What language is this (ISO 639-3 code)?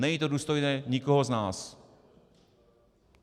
ces